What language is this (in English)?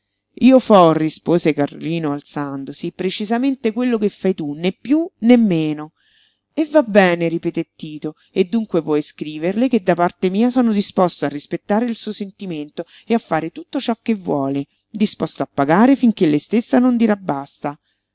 Italian